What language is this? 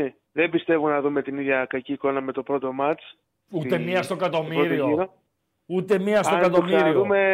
Greek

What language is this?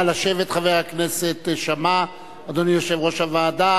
Hebrew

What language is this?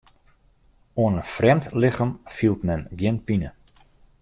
Western Frisian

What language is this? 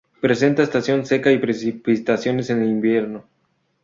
Spanish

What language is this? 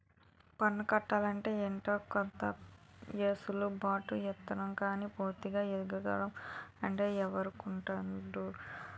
Telugu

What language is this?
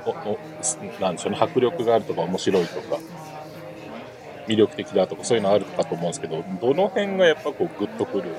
Japanese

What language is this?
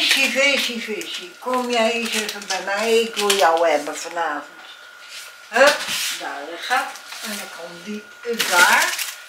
Dutch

